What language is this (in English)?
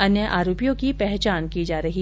Hindi